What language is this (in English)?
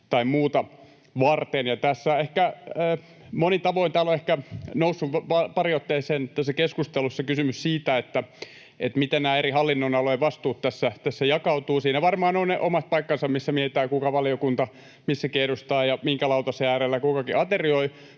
Finnish